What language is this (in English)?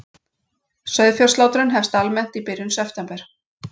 Icelandic